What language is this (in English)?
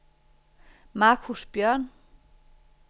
Danish